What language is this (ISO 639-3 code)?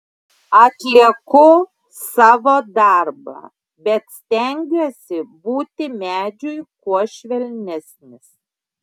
lit